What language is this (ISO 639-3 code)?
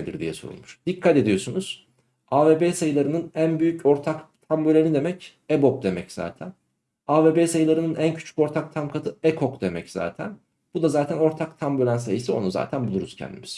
tur